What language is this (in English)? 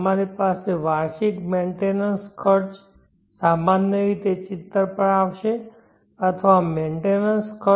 Gujarati